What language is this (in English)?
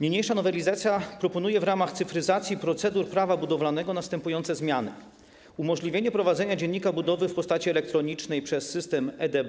Polish